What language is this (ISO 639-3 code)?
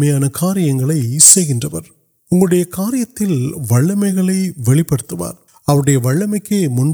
urd